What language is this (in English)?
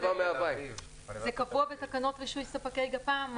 Hebrew